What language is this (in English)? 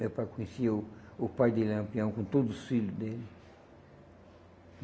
Portuguese